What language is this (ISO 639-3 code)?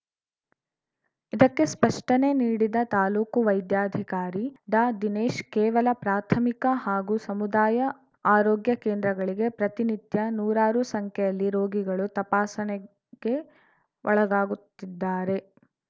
kan